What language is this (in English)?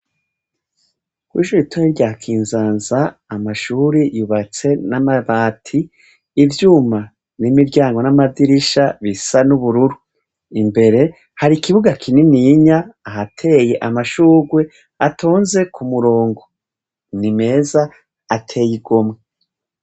Rundi